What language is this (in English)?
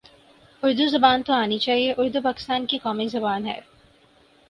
Urdu